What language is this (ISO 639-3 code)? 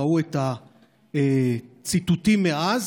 heb